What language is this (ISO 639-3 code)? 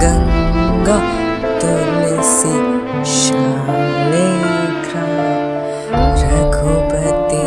ind